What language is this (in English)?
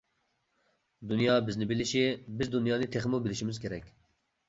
Uyghur